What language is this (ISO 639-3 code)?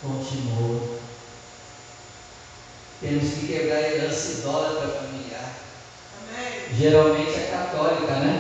por